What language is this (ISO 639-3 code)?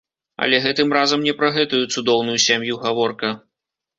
bel